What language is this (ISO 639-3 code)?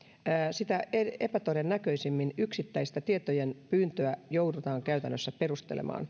fin